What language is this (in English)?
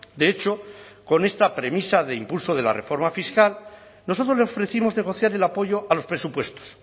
Spanish